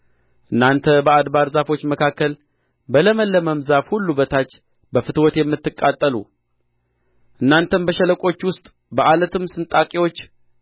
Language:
Amharic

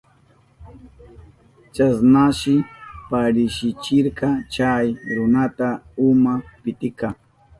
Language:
Southern Pastaza Quechua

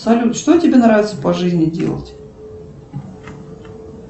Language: Russian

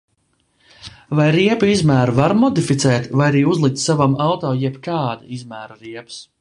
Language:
Latvian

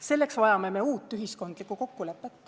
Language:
Estonian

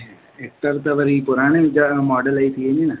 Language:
Sindhi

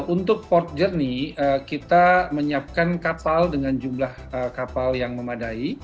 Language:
Indonesian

